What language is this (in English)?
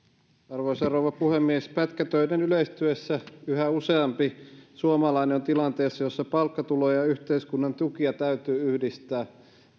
Finnish